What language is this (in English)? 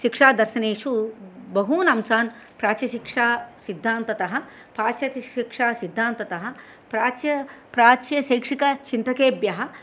Sanskrit